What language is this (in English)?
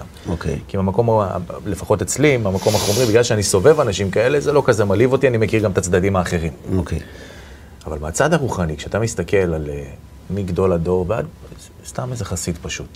Hebrew